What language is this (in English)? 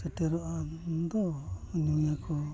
Santali